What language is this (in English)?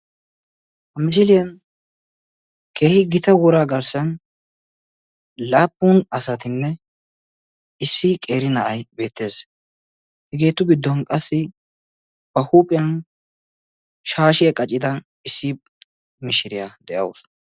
Wolaytta